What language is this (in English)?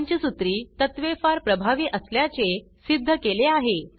Marathi